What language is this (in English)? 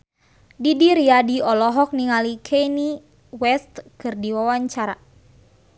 Sundanese